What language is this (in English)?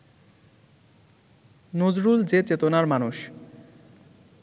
Bangla